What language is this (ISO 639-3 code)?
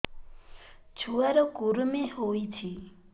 ori